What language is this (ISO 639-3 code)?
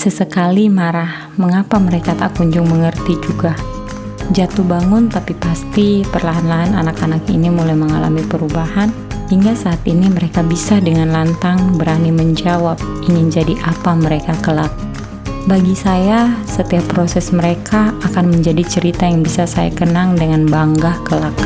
ind